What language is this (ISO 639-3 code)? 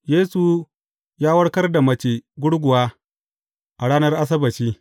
hau